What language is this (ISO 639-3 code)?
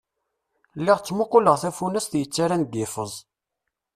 kab